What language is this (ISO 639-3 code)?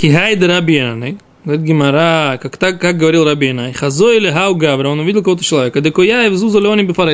rus